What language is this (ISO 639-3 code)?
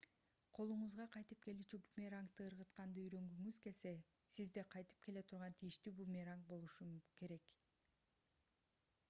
kir